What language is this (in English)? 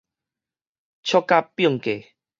Min Nan Chinese